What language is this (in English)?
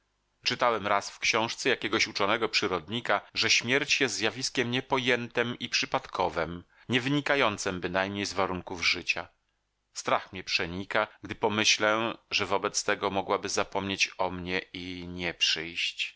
Polish